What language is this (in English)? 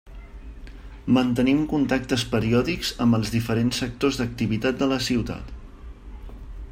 Catalan